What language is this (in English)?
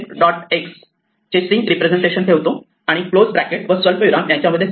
Marathi